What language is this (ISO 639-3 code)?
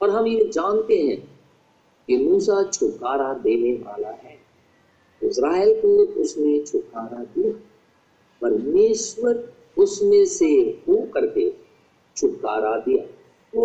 hin